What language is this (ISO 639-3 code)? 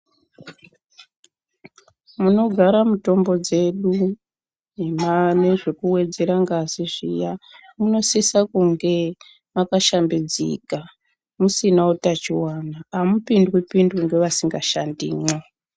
ndc